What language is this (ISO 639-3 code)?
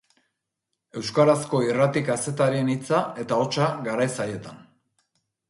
eus